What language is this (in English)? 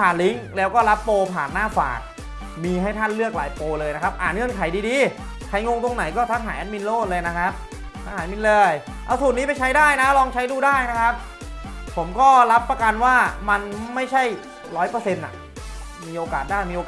Thai